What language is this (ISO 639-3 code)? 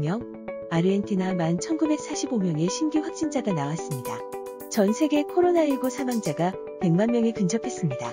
kor